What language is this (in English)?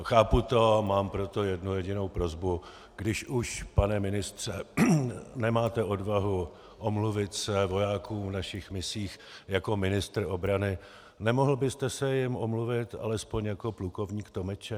Czech